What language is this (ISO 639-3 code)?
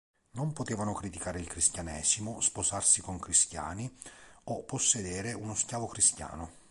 ita